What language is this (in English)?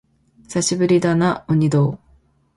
Japanese